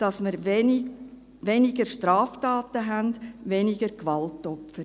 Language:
Swiss German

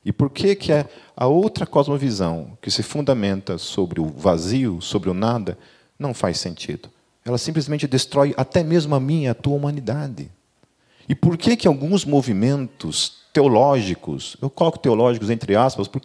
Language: Portuguese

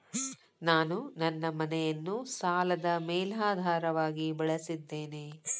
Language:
Kannada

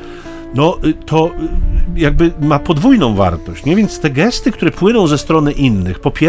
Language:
Polish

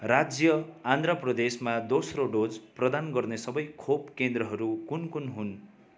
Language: Nepali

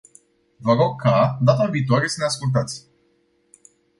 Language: Romanian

